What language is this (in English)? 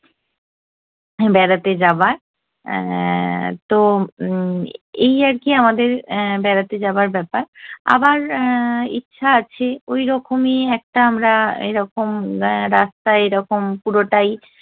Bangla